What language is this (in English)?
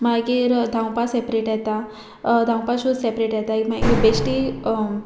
Konkani